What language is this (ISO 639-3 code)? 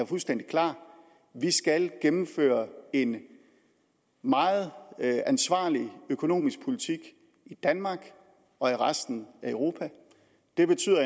dan